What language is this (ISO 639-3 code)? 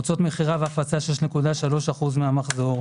heb